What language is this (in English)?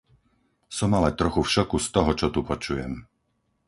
Slovak